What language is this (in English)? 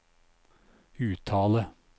Norwegian